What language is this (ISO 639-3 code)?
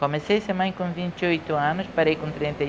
por